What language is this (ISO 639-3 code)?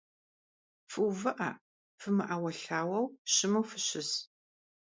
kbd